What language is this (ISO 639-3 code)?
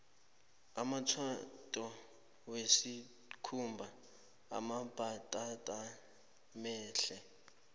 nbl